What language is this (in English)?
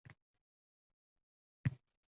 Uzbek